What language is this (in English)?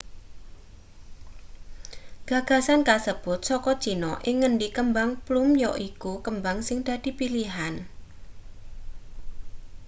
Javanese